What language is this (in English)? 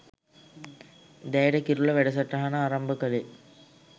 Sinhala